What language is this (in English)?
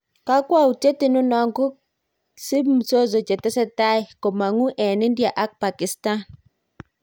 Kalenjin